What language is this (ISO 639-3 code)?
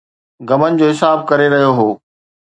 snd